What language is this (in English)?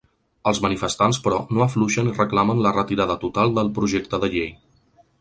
Catalan